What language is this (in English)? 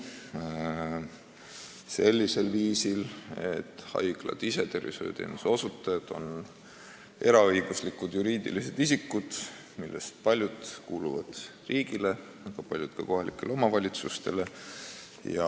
Estonian